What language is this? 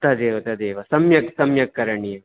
Sanskrit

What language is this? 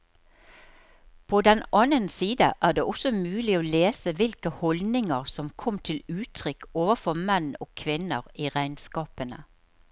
Norwegian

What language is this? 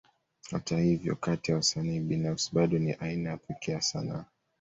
Swahili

